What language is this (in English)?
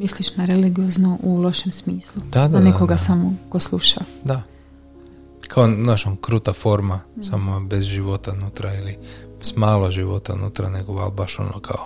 Croatian